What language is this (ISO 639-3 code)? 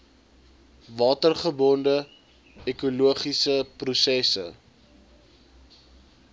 afr